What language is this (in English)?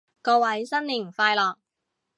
Cantonese